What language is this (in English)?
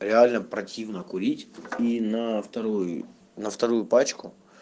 Russian